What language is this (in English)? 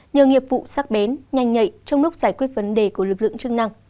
Vietnamese